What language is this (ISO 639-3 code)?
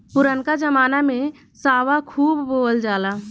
bho